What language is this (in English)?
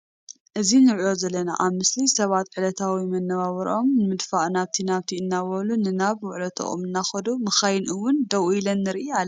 Tigrinya